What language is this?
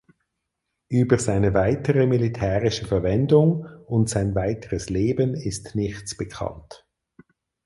German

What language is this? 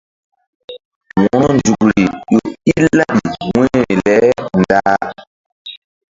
Mbum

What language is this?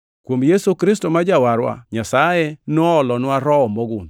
Luo (Kenya and Tanzania)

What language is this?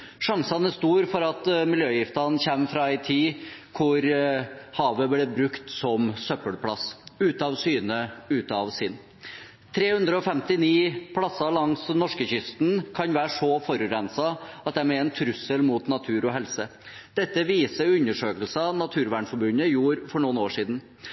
Norwegian Bokmål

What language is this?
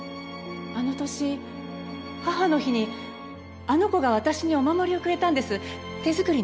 Japanese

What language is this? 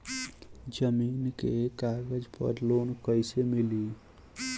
Bhojpuri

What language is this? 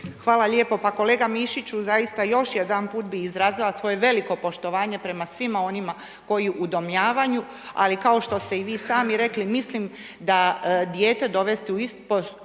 Croatian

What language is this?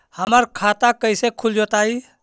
Magahi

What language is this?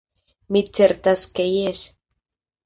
Esperanto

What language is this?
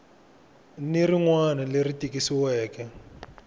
Tsonga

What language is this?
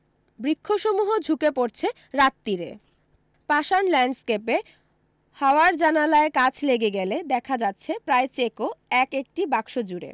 Bangla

